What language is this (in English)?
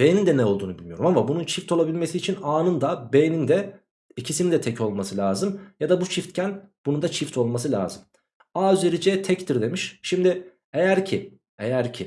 Turkish